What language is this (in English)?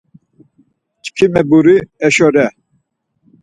Laz